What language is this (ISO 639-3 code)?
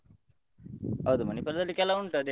kan